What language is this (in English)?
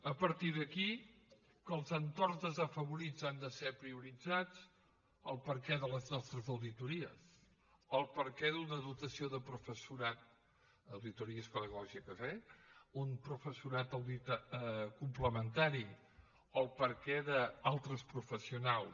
Catalan